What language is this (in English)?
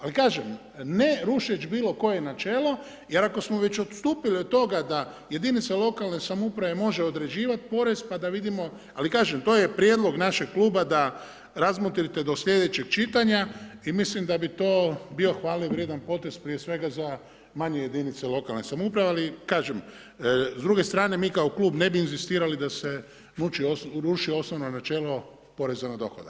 Croatian